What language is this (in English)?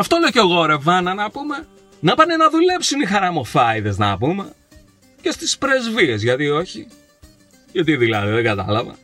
Greek